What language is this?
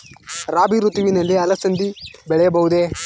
Kannada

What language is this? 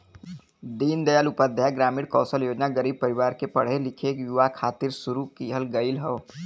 Bhojpuri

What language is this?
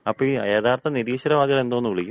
Malayalam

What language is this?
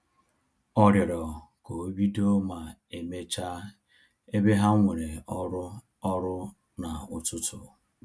Igbo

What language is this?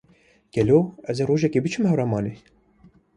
Kurdish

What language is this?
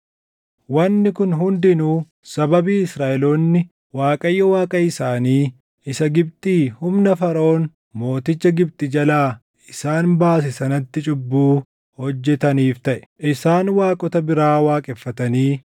Oromo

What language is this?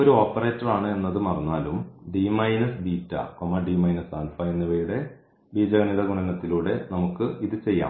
Malayalam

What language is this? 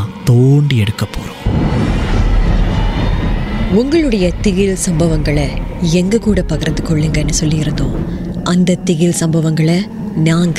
Tamil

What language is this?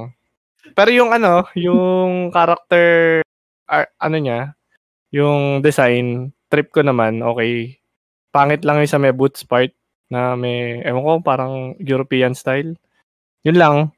Filipino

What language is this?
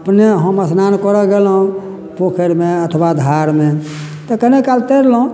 Maithili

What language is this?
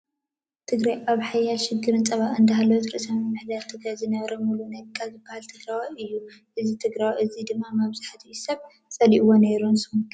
Tigrinya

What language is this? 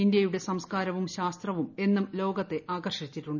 Malayalam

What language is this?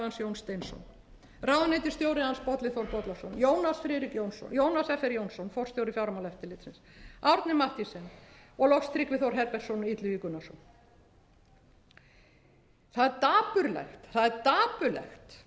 Icelandic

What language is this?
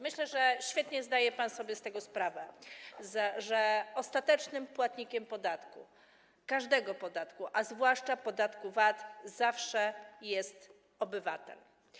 Polish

